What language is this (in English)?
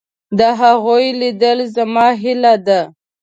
Pashto